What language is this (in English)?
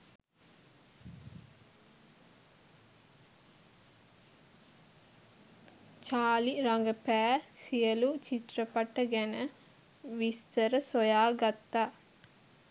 Sinhala